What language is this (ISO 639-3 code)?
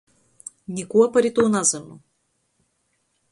ltg